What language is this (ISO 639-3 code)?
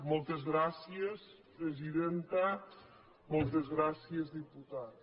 cat